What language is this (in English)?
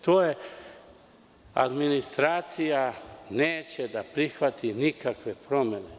Serbian